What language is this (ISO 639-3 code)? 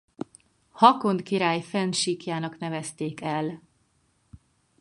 hun